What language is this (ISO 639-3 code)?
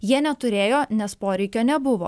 lit